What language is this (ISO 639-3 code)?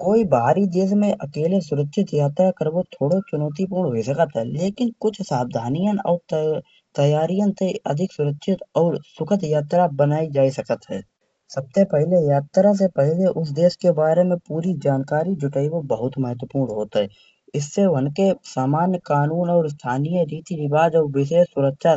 bjj